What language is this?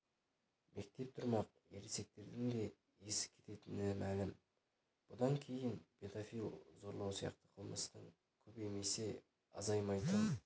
Kazakh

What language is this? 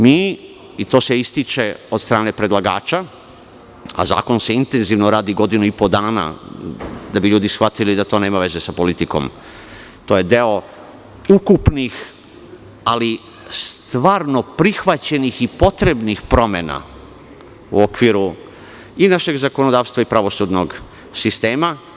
Serbian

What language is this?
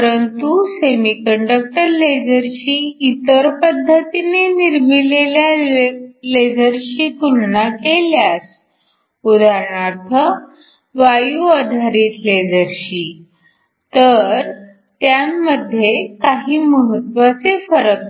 Marathi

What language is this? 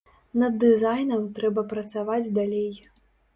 Belarusian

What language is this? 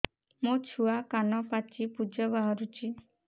Odia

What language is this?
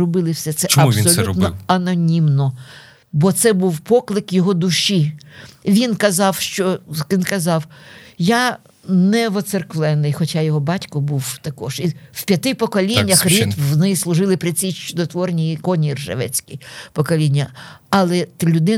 Ukrainian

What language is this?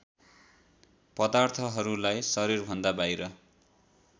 Nepali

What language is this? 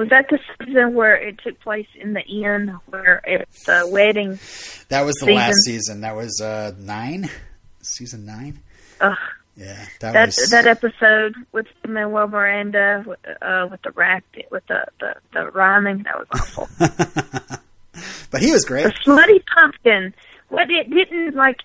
English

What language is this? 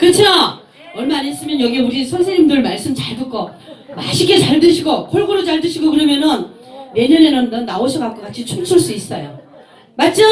Korean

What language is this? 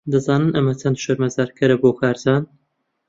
Central Kurdish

